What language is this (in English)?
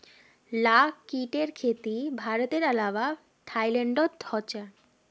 Magahi